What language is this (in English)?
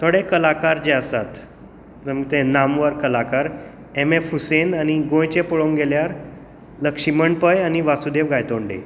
Konkani